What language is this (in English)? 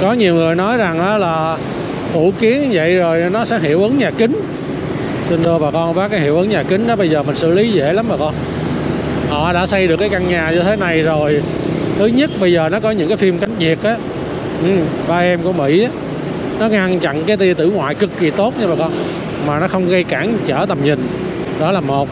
Vietnamese